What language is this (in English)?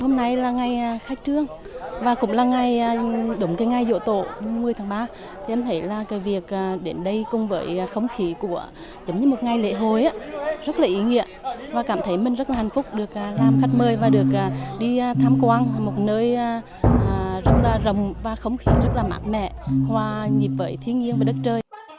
Vietnamese